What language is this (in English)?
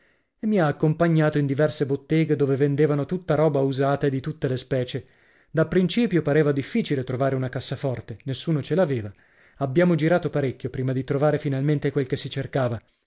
Italian